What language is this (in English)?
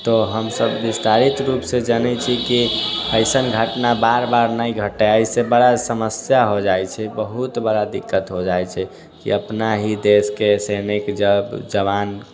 Maithili